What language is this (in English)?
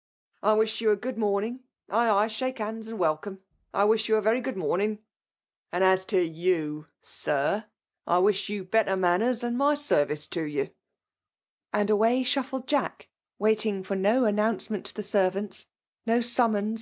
English